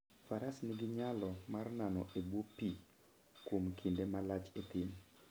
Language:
Luo (Kenya and Tanzania)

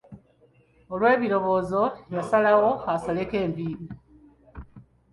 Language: Ganda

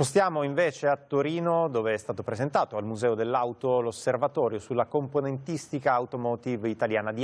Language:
Italian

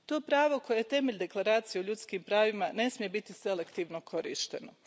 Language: Croatian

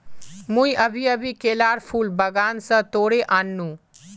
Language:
Magahi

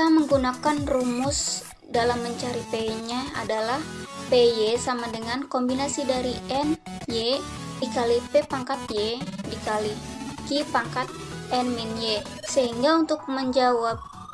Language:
Indonesian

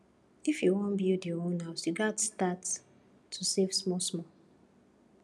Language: Nigerian Pidgin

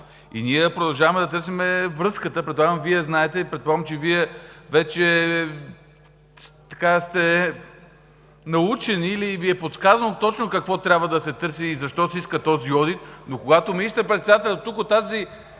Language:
Bulgarian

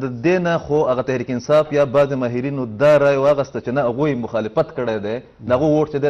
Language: Arabic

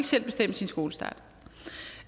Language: Danish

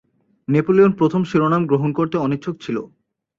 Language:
Bangla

